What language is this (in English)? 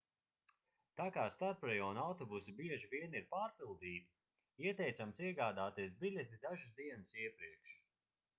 Latvian